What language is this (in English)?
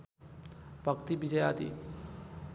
Nepali